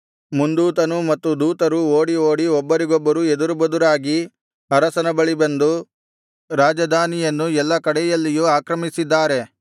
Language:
Kannada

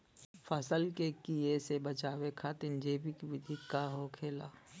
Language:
Bhojpuri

